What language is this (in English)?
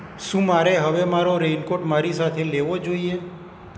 Gujarati